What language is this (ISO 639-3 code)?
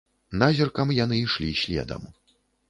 bel